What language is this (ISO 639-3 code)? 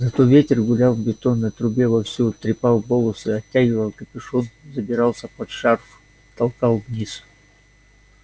rus